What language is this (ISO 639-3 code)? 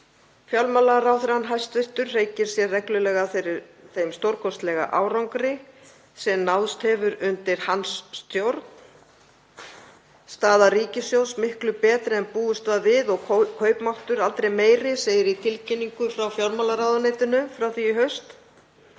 isl